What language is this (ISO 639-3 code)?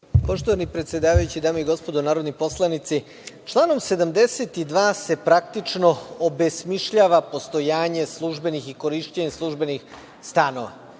srp